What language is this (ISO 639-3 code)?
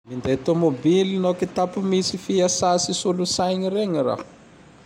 tdx